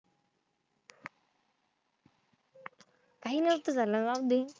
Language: Marathi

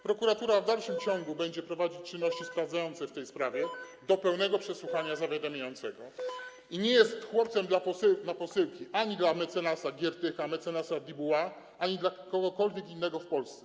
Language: Polish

